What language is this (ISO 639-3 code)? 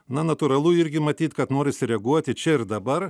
lit